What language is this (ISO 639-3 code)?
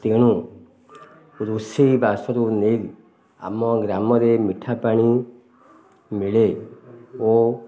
ori